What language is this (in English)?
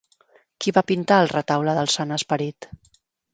Catalan